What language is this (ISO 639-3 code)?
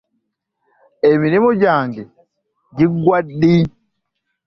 lug